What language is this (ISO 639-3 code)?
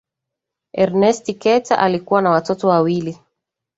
swa